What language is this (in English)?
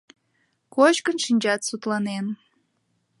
Mari